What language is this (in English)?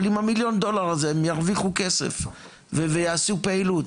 Hebrew